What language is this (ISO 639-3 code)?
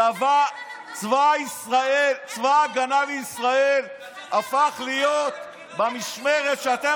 heb